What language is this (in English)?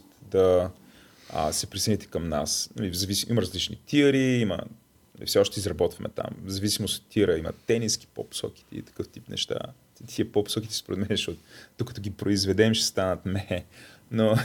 Bulgarian